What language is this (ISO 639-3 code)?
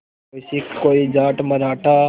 hin